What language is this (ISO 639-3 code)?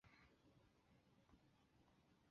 zho